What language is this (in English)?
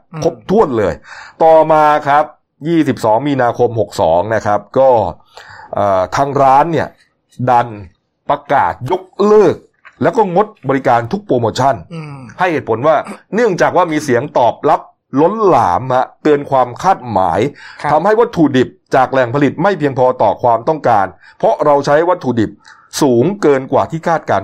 Thai